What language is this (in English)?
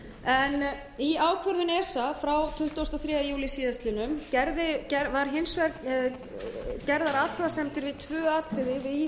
Icelandic